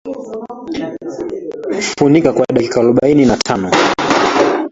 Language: Swahili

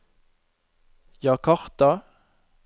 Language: Norwegian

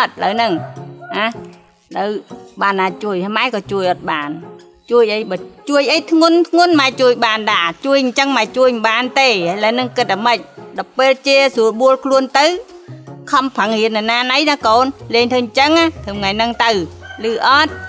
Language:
Vietnamese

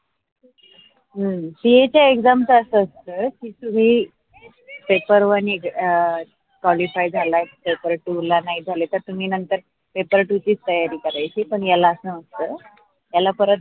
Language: Marathi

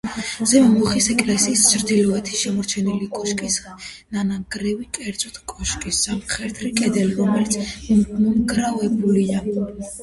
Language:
Georgian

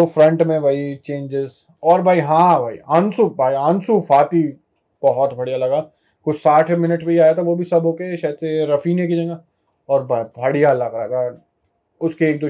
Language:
Hindi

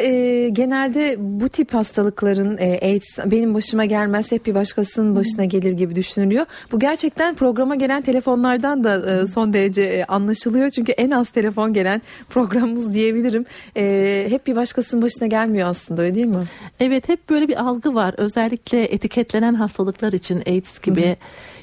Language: Turkish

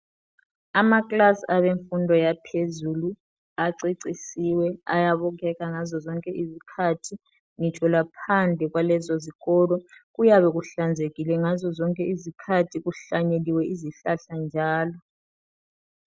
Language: North Ndebele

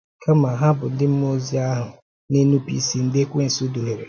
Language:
Igbo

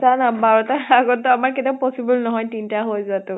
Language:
Assamese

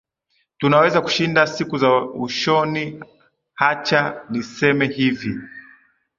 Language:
Swahili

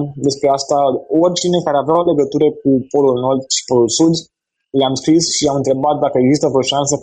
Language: Romanian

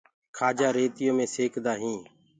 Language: Gurgula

